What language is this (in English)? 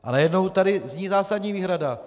Czech